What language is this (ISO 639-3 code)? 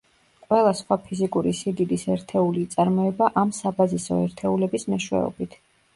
kat